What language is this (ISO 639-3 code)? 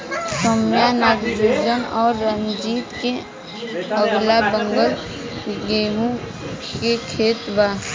bho